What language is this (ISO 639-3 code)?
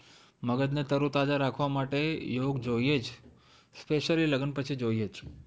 guj